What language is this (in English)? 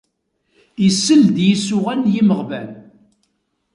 Kabyle